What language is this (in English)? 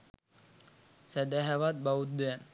Sinhala